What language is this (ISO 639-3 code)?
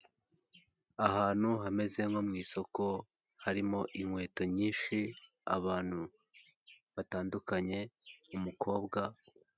kin